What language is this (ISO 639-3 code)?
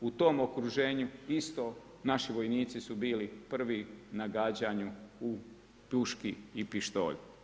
hrv